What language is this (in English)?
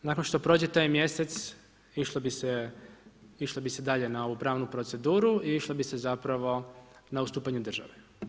Croatian